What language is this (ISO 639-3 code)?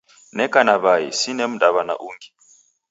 dav